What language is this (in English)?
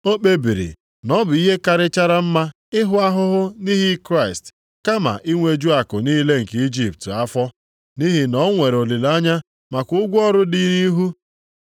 Igbo